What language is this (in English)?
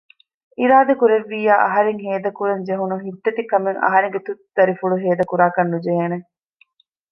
Divehi